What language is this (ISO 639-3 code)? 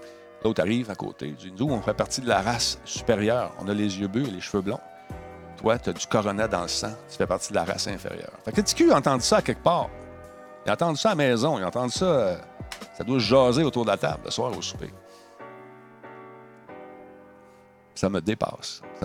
fra